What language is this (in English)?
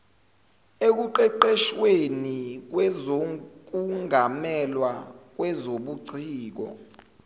Zulu